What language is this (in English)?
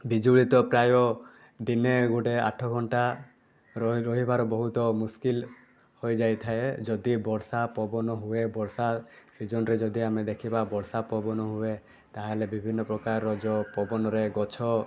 Odia